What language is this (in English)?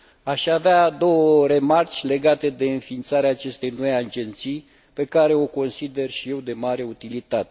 Romanian